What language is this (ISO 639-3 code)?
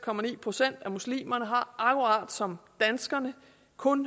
dan